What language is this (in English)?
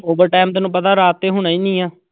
Punjabi